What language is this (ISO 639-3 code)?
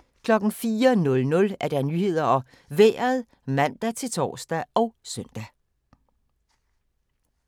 dan